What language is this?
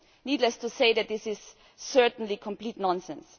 English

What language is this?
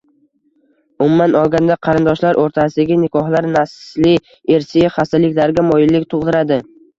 Uzbek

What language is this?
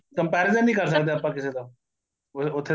Punjabi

